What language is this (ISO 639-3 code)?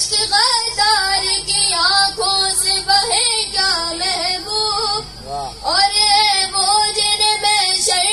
ara